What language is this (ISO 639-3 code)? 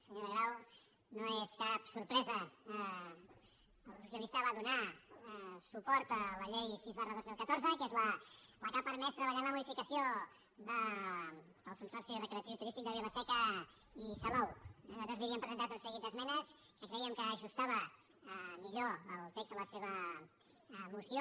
cat